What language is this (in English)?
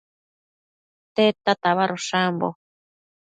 Matsés